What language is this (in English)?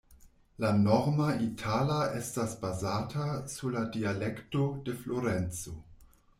Esperanto